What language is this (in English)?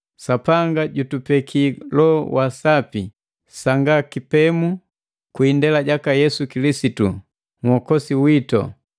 Matengo